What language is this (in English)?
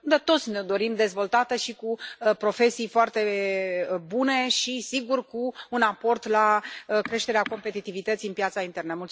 Romanian